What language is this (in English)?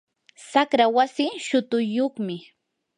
Yanahuanca Pasco Quechua